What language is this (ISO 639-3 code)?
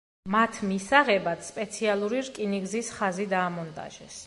kat